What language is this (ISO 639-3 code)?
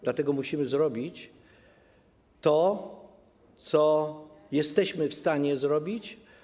pol